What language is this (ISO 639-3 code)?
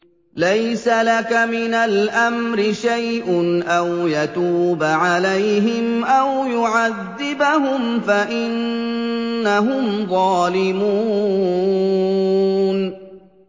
ara